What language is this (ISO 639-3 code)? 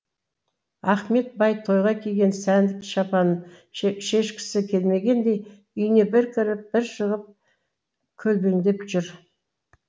kaz